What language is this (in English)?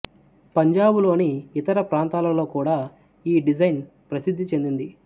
Telugu